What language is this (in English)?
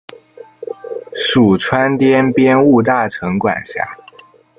Chinese